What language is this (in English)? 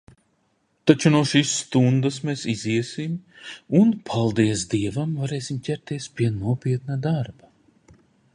Latvian